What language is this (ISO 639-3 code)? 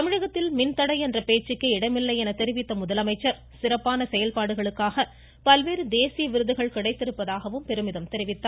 tam